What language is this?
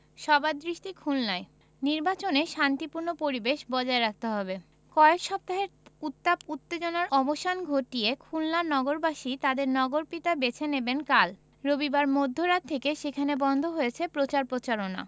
Bangla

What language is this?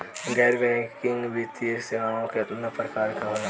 Bhojpuri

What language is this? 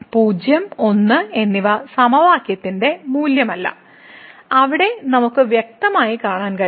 Malayalam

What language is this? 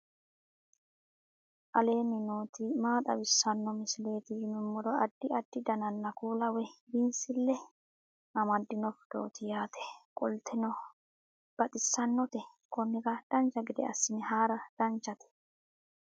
Sidamo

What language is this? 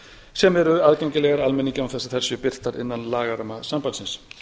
Icelandic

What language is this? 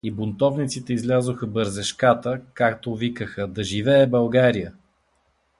Bulgarian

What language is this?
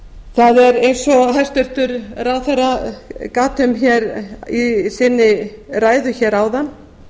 Icelandic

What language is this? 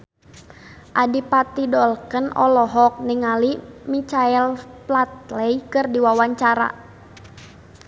Sundanese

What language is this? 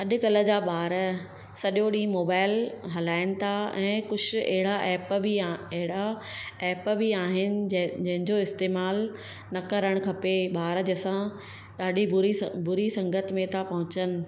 Sindhi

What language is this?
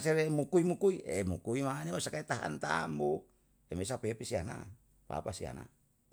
Yalahatan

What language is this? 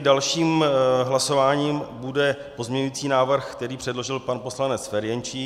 Czech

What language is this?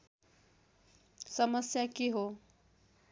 Nepali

